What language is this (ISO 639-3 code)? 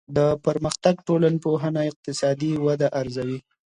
pus